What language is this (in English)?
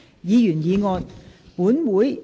Cantonese